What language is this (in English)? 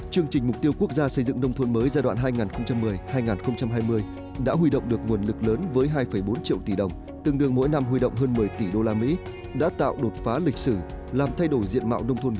Vietnamese